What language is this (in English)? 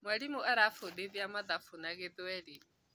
Kikuyu